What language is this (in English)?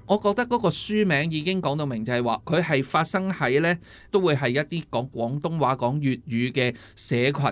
Chinese